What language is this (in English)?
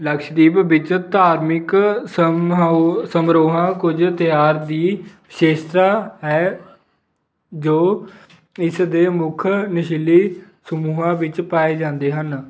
Punjabi